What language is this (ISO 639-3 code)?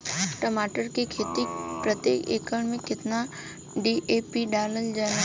bho